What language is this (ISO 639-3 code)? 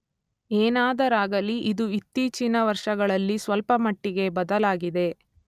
kan